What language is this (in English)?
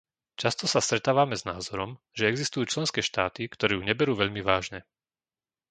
Slovak